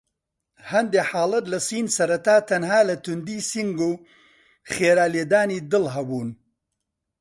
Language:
Central Kurdish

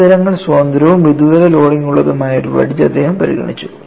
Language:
Malayalam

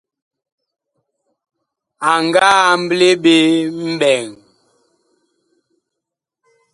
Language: Bakoko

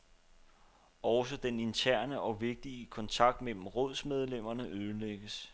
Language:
Danish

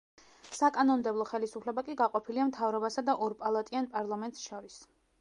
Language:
Georgian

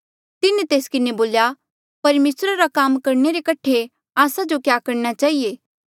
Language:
Mandeali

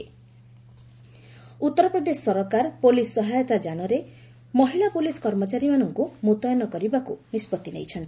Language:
Odia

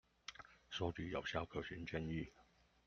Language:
Chinese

